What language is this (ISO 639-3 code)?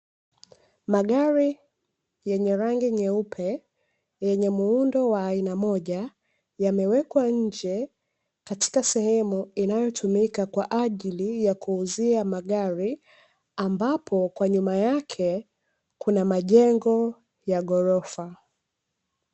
swa